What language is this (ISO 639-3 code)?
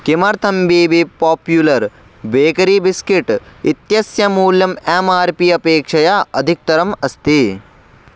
san